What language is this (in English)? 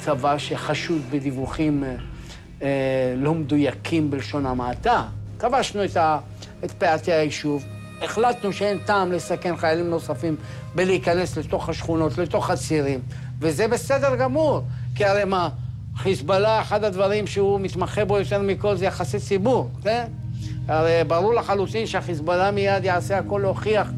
Hebrew